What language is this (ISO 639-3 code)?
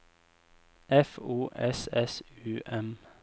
nor